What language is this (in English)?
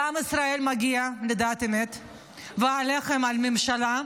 Hebrew